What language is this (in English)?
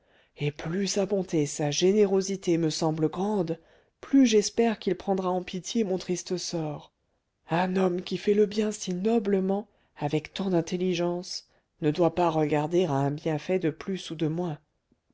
French